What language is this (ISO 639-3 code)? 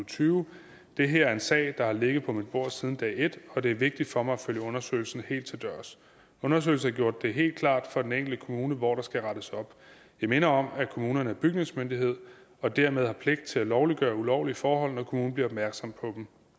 dan